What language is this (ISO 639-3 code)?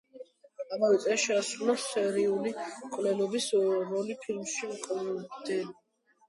kat